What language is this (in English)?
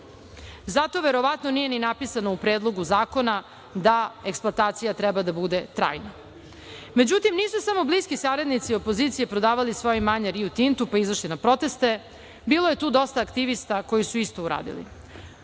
Serbian